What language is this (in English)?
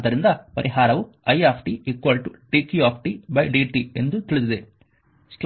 Kannada